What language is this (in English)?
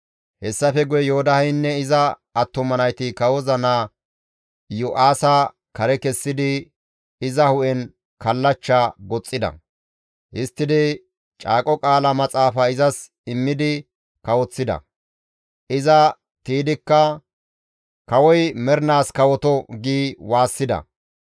Gamo